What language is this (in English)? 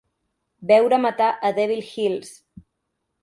Catalan